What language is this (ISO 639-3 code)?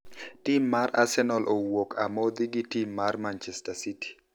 luo